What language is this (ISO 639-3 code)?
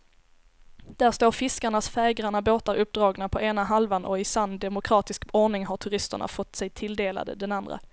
swe